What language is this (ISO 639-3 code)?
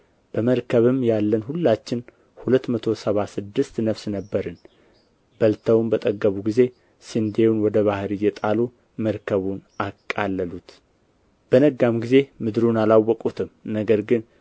amh